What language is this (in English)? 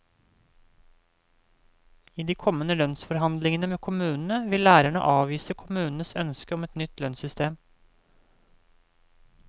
Norwegian